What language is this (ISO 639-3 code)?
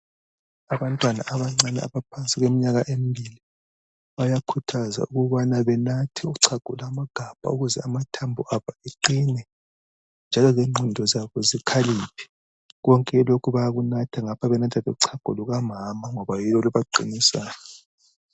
nde